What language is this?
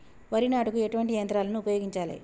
Telugu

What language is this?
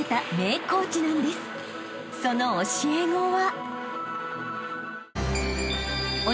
Japanese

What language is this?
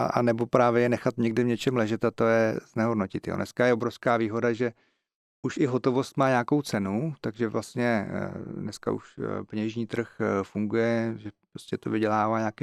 Czech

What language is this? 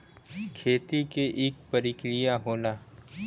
Bhojpuri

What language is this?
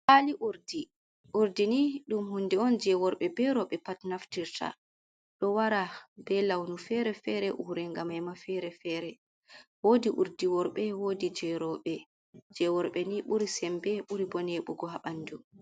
Fula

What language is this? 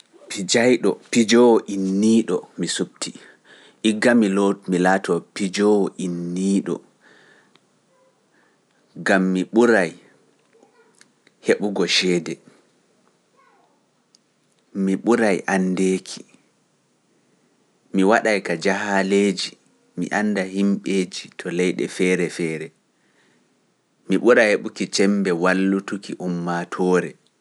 Pular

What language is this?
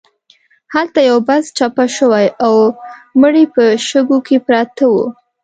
Pashto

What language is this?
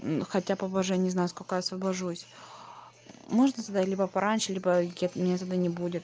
Russian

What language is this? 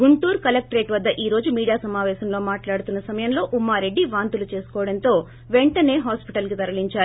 Telugu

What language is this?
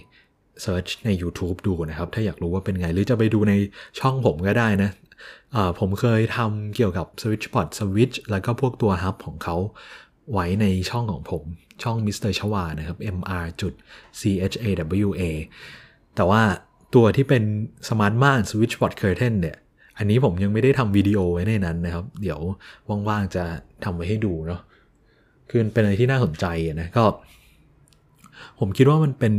Thai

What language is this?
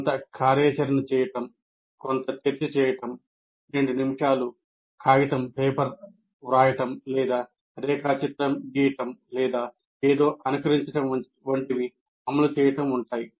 Telugu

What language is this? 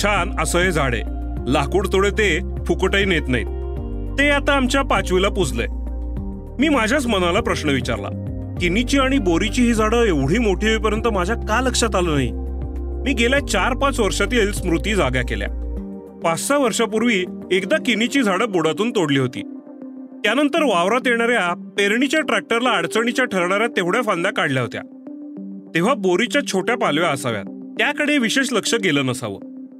Marathi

